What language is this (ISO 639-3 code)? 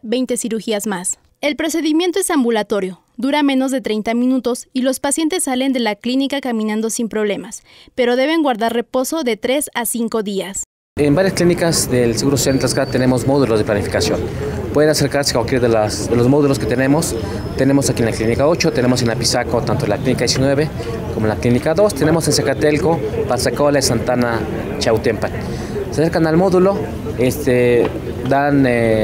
spa